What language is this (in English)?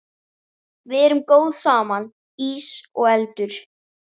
Icelandic